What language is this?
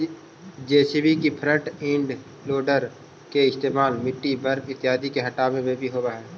Magahi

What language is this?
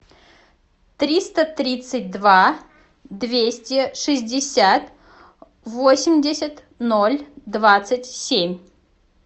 Russian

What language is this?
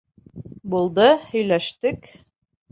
Bashkir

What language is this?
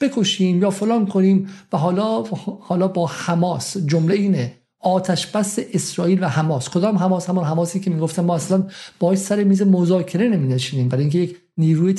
Persian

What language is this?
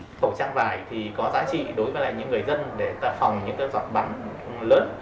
Vietnamese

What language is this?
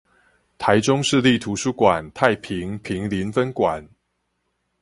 Chinese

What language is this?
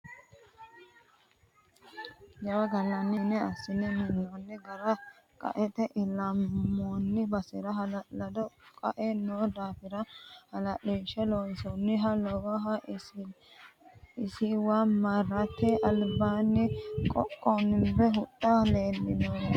Sidamo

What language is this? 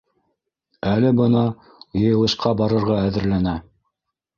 Bashkir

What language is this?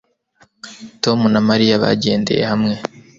Kinyarwanda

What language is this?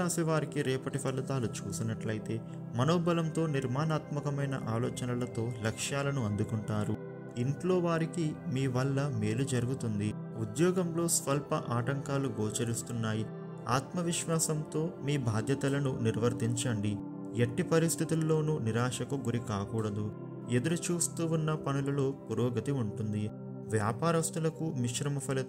Telugu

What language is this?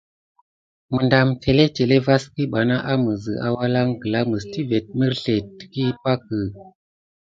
Gidar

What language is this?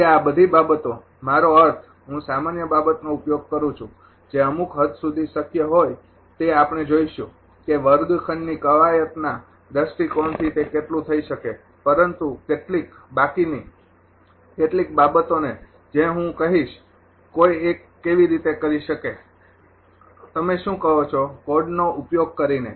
Gujarati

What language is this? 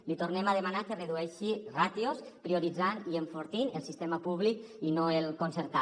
Catalan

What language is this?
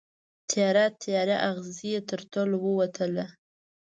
Pashto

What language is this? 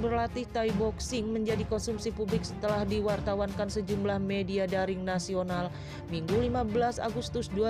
Indonesian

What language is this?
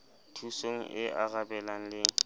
Southern Sotho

